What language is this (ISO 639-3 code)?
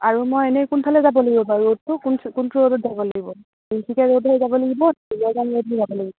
asm